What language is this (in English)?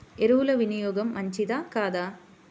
Telugu